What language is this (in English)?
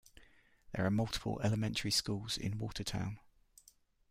English